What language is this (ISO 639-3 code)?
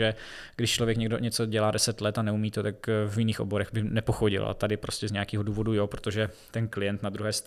ces